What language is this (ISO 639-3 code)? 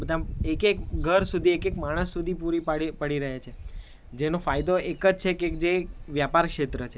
guj